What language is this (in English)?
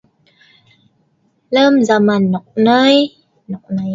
Sa'ban